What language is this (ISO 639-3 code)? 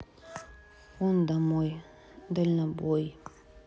rus